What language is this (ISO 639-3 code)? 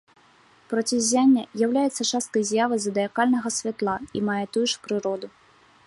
bel